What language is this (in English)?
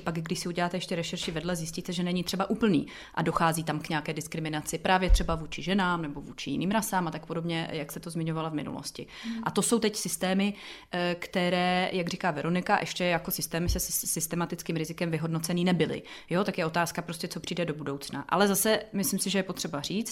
Czech